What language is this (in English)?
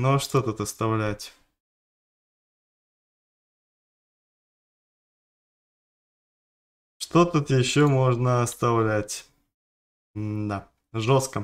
Russian